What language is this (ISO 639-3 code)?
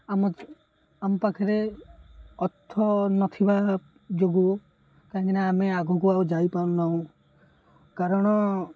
ori